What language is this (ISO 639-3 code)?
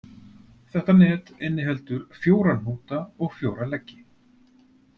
isl